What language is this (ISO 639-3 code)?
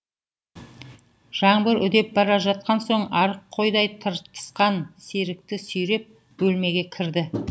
kaz